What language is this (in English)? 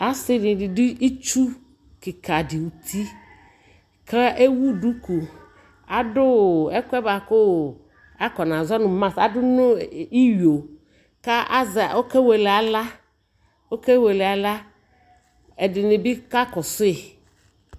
Ikposo